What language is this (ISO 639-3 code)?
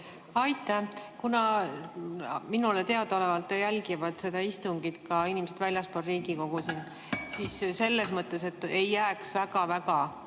est